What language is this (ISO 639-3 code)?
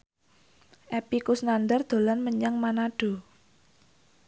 jav